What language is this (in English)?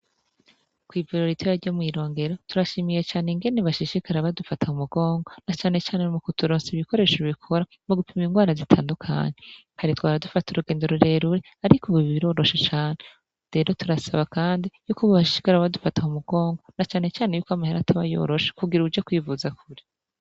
Rundi